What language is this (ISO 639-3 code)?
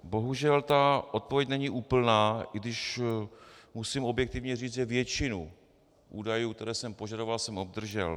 ces